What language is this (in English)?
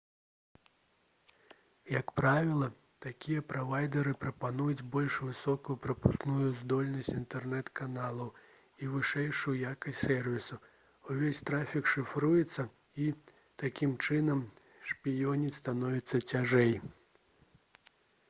Belarusian